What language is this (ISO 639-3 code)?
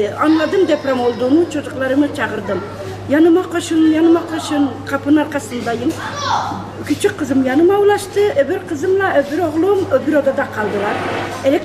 tur